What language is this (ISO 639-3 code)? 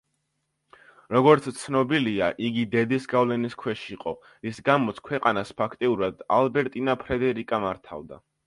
kat